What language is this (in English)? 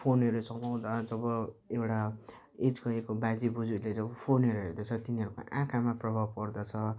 Nepali